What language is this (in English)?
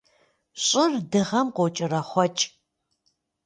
Kabardian